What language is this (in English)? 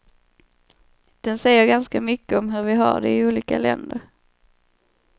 Swedish